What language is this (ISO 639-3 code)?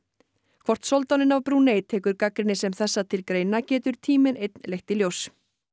isl